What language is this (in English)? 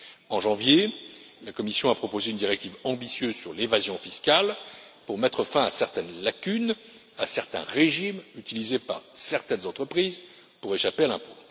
French